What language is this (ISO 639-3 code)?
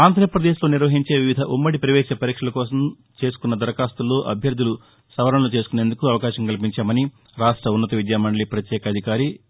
tel